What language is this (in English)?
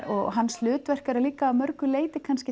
Icelandic